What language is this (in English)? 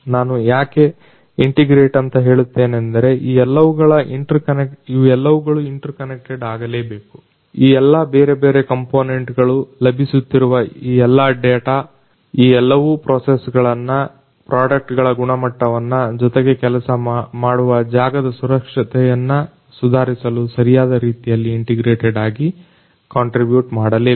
Kannada